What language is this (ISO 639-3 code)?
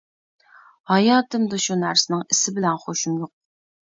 uig